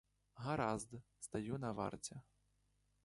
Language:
Ukrainian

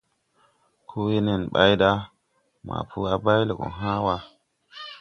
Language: Tupuri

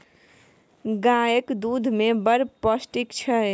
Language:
Maithili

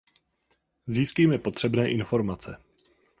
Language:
Czech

